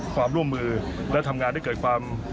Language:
Thai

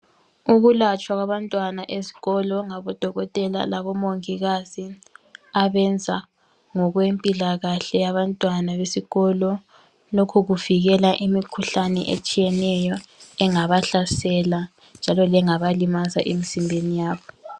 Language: North Ndebele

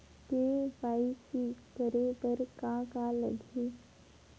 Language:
Chhattisgarhi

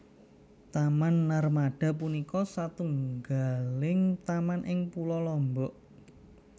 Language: Javanese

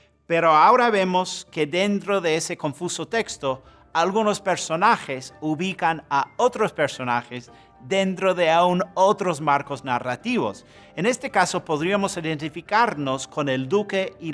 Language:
Spanish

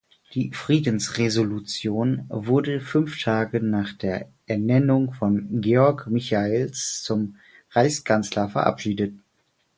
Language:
German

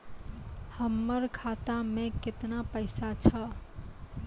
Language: Maithili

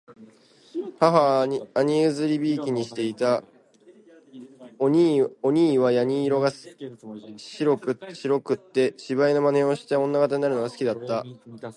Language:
Japanese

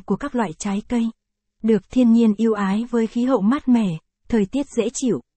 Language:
Vietnamese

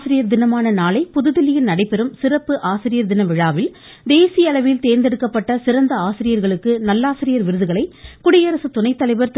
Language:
Tamil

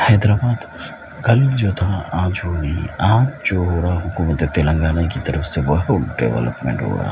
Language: Urdu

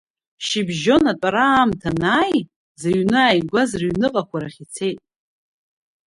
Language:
Abkhazian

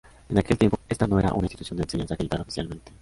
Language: Spanish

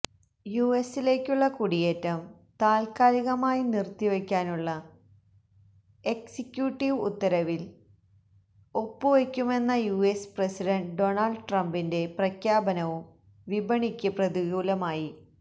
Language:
Malayalam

